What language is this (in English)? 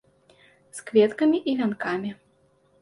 Belarusian